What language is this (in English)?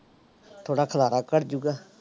Punjabi